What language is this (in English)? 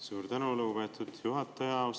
Estonian